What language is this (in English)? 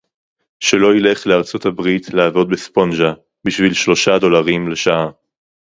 Hebrew